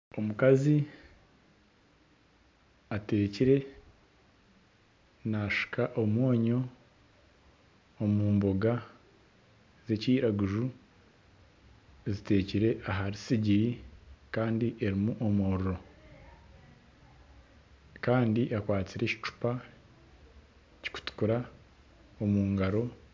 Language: Nyankole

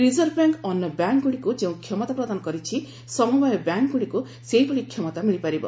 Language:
Odia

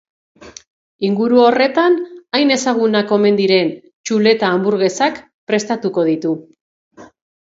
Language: Basque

